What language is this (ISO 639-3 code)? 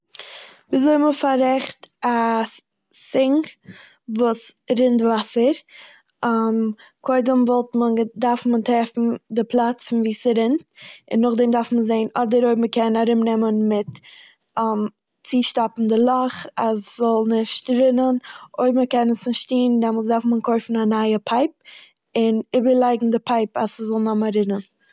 yid